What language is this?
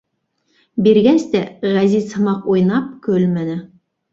Bashkir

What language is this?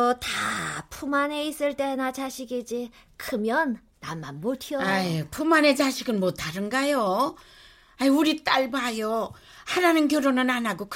Korean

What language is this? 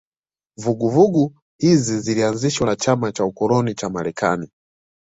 Swahili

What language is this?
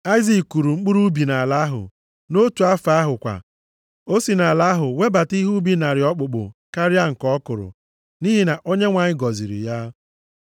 Igbo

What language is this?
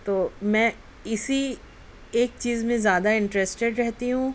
Urdu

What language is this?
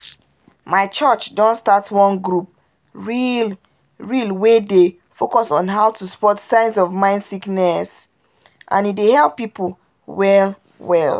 Nigerian Pidgin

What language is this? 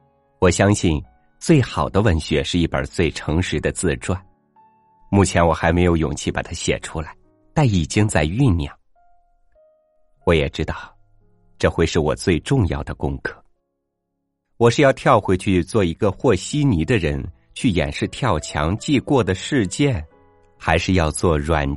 Chinese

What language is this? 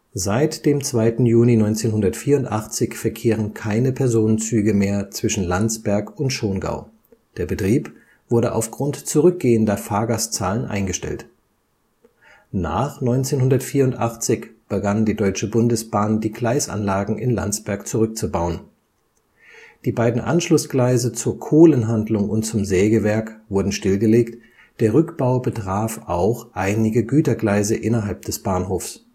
German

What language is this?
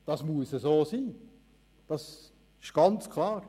Swiss German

